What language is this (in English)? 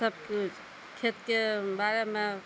Maithili